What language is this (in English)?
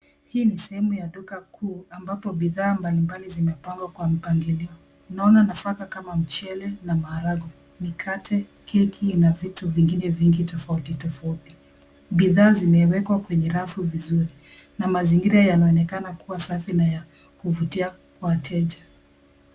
Swahili